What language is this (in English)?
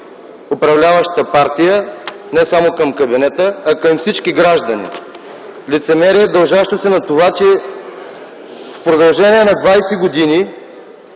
Bulgarian